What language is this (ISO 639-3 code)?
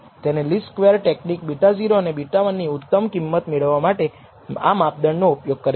guj